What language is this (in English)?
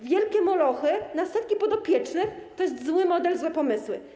Polish